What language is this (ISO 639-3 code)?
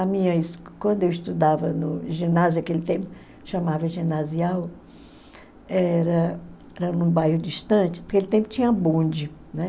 por